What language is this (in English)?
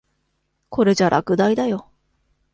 Japanese